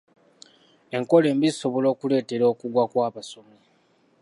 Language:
Ganda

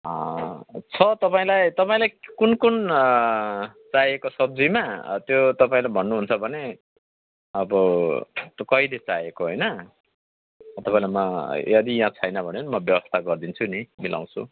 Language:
Nepali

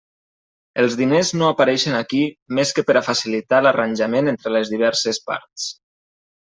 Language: Catalan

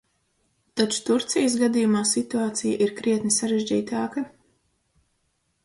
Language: Latvian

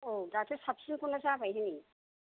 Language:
Bodo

